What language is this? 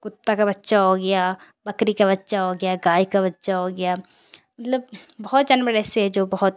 Urdu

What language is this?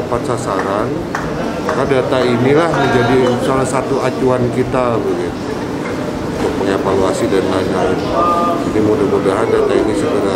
Indonesian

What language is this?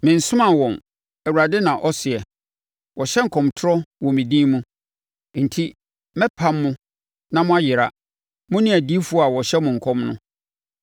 Akan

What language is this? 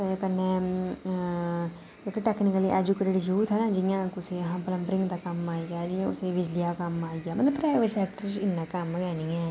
Dogri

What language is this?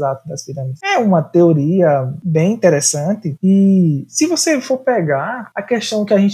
Portuguese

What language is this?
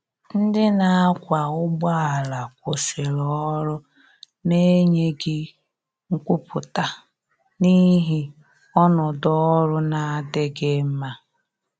Igbo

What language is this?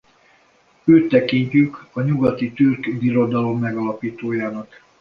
Hungarian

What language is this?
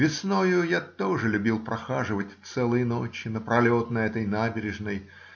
Russian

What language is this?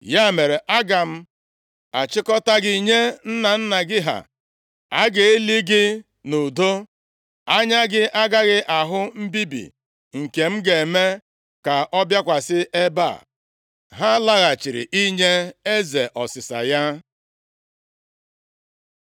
Igbo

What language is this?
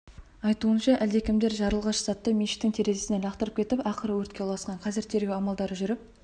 Kazakh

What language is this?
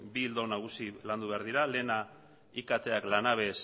Basque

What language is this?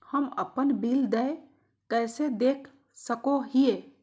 Magahi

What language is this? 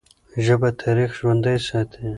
Pashto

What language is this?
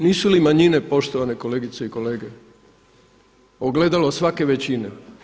Croatian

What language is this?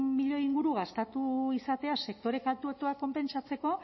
Basque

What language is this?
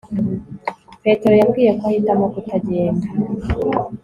Kinyarwanda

